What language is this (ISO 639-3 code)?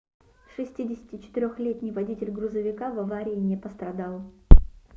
rus